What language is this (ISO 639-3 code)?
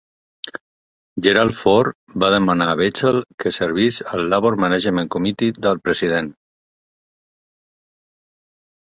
cat